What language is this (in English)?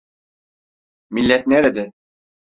Turkish